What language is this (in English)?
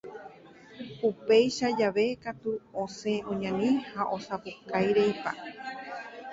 Guarani